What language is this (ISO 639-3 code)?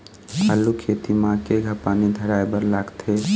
hne